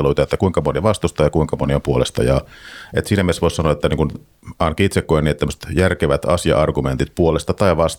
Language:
Finnish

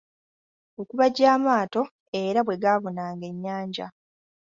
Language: Ganda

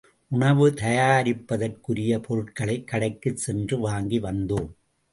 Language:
Tamil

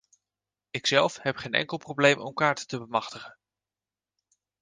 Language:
Dutch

